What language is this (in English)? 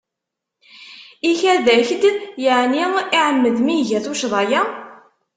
Kabyle